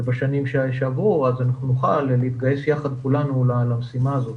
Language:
Hebrew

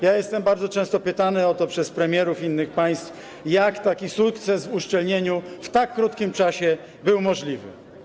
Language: Polish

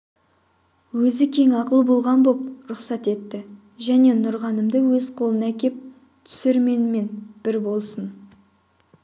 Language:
Kazakh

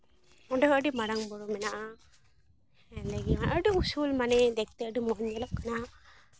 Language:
Santali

